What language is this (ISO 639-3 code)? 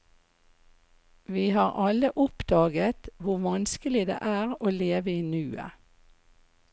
nor